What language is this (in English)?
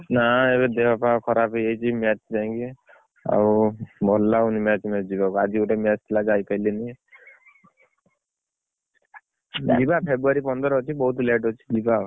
Odia